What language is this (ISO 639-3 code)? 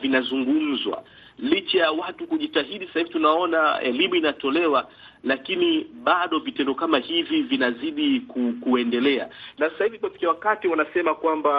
swa